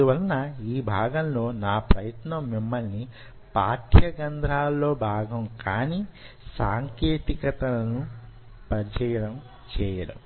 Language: Telugu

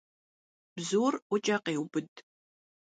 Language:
Kabardian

